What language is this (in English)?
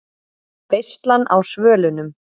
Icelandic